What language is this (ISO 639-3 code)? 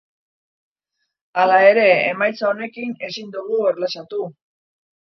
eus